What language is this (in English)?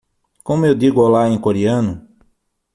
Portuguese